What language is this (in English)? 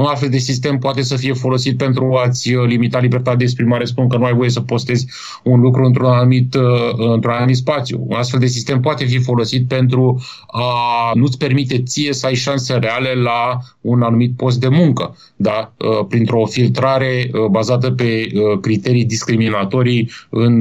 Romanian